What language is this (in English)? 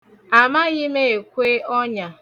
Igbo